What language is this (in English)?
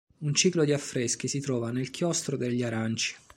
Italian